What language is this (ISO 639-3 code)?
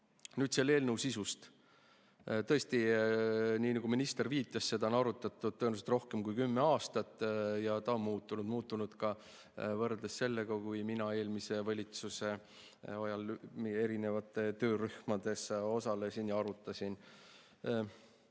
est